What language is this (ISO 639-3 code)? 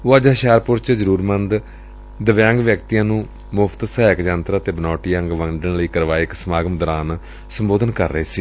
pan